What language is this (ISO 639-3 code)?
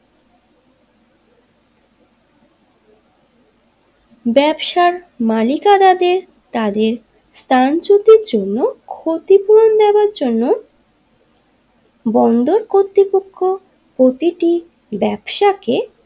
ben